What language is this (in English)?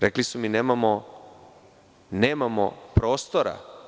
Serbian